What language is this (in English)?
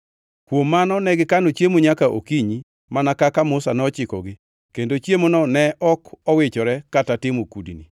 Luo (Kenya and Tanzania)